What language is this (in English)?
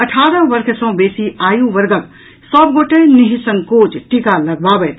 Maithili